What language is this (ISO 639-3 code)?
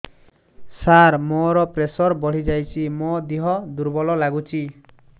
ori